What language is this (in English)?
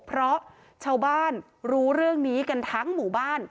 Thai